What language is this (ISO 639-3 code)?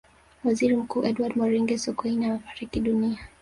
swa